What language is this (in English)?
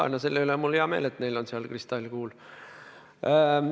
Estonian